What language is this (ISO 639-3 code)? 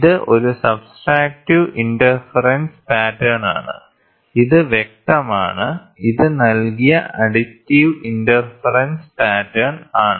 mal